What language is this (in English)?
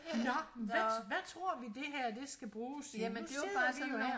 Danish